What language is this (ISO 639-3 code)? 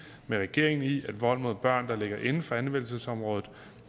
dan